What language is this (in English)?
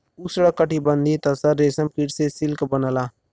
Bhojpuri